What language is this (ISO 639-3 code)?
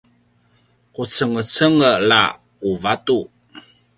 pwn